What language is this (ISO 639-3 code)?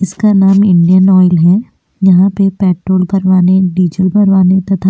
hin